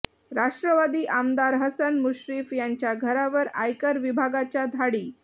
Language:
Marathi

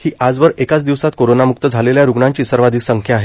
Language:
Marathi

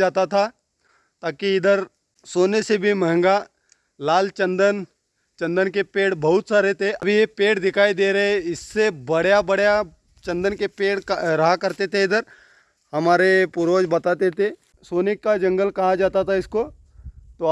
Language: Hindi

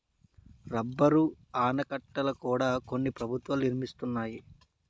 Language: Telugu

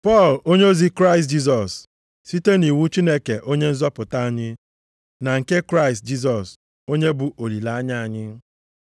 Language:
Igbo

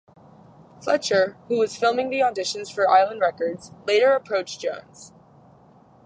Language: English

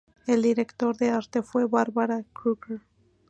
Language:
Spanish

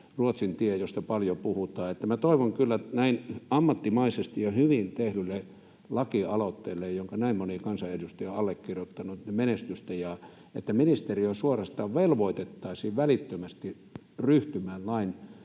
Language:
Finnish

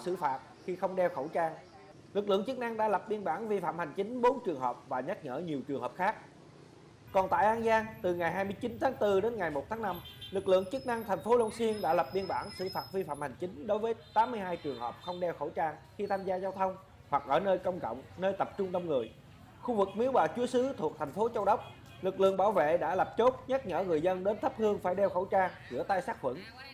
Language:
Vietnamese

